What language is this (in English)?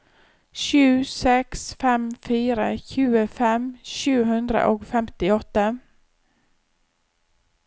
Norwegian